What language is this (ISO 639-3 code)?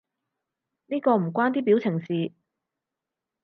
yue